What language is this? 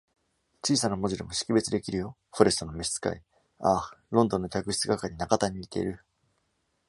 Japanese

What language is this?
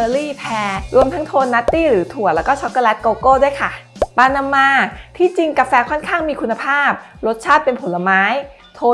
Thai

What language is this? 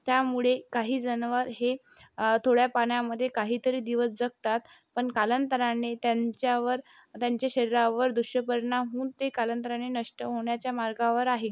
Marathi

